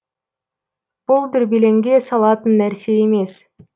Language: Kazakh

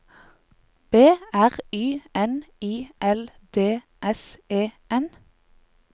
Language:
Norwegian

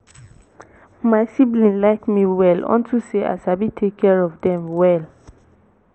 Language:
Nigerian Pidgin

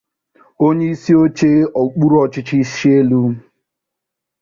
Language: Igbo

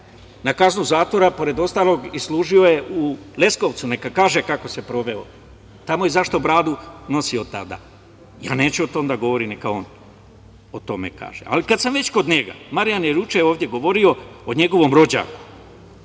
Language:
Serbian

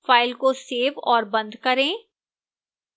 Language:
Hindi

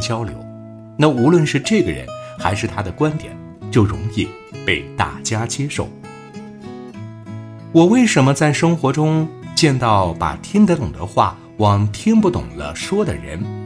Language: Chinese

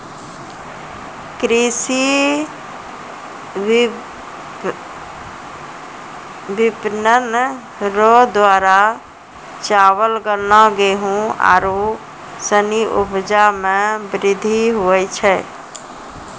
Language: Maithili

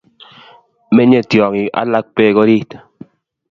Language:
Kalenjin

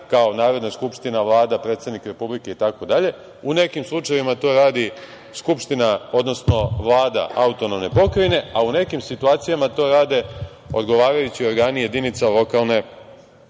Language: Serbian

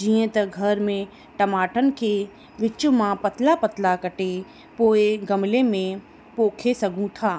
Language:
Sindhi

